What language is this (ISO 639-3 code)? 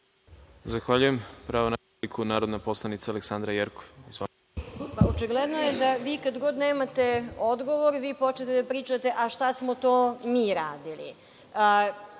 srp